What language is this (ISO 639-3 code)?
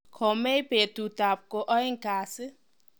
kln